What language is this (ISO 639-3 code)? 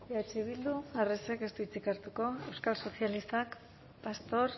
eus